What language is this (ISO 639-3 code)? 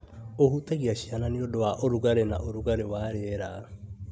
kik